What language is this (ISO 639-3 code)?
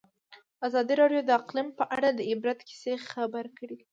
pus